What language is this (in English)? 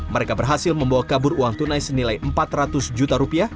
Indonesian